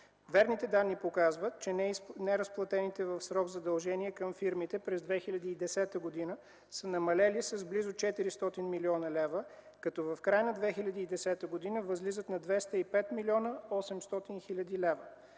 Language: Bulgarian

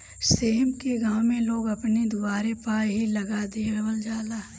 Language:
Bhojpuri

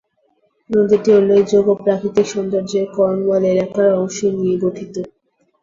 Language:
Bangla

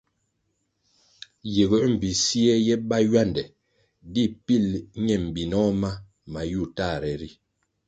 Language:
Kwasio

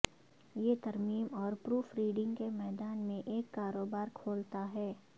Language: Urdu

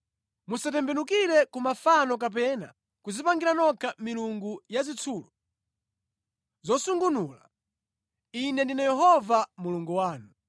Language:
Nyanja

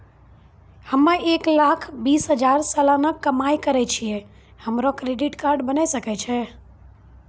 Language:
Maithili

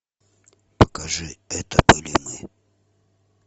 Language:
Russian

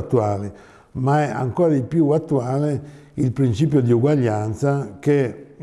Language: Italian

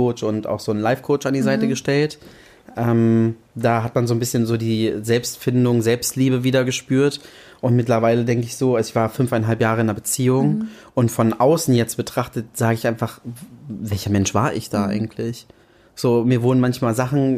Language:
German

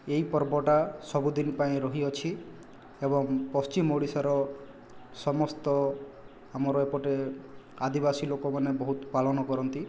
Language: Odia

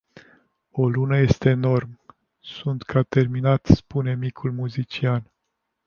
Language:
Romanian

